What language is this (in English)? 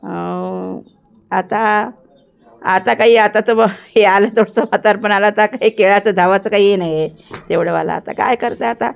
Marathi